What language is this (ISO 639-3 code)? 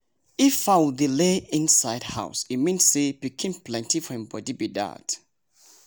pcm